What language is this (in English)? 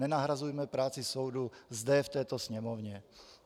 Czech